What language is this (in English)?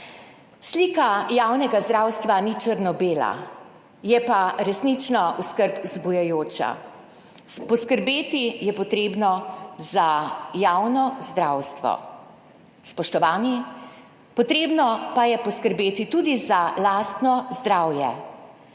Slovenian